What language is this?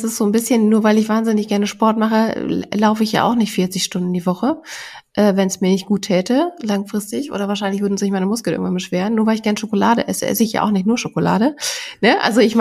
German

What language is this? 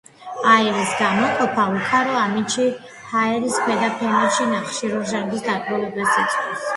Georgian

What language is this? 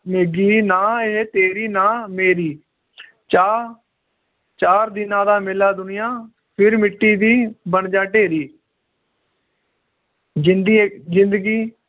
Punjabi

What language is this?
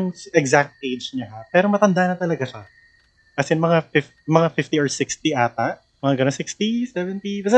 Filipino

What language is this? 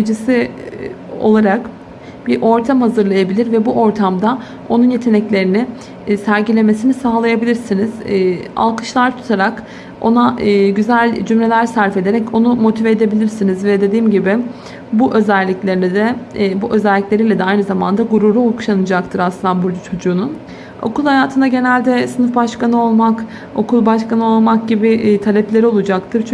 Turkish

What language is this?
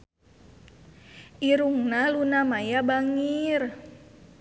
Sundanese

